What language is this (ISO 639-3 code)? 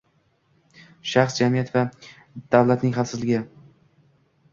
uzb